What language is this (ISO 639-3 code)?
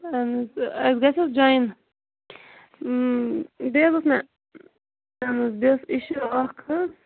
kas